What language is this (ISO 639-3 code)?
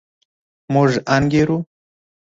pus